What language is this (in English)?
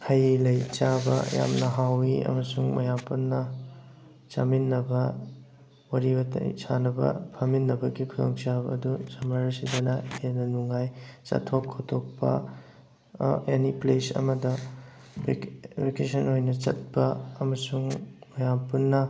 Manipuri